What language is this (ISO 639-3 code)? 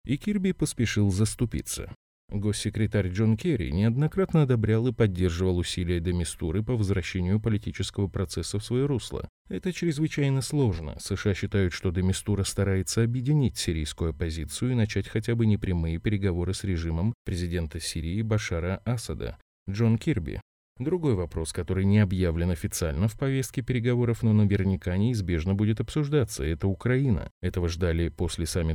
rus